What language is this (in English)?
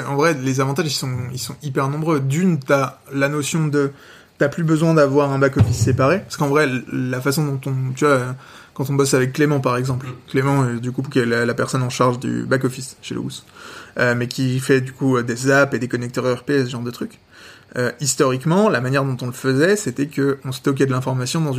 French